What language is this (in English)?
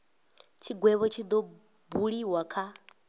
Venda